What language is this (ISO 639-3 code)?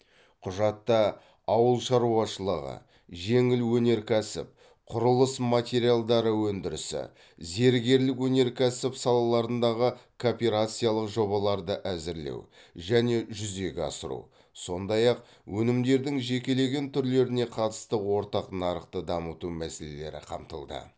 kaz